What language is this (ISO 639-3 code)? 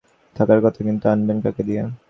ben